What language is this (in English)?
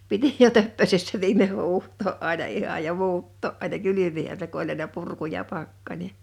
Finnish